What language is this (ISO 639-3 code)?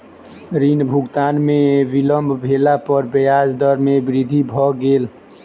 mai